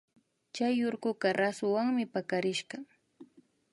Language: Imbabura Highland Quichua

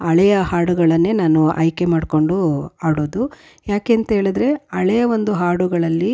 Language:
Kannada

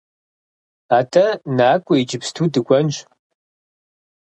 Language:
Kabardian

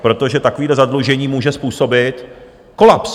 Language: Czech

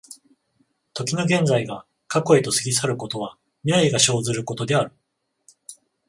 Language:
Japanese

